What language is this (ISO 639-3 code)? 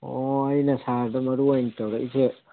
mni